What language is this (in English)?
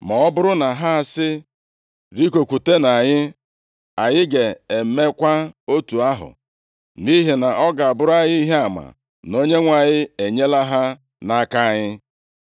Igbo